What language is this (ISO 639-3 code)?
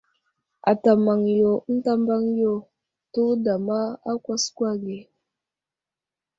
udl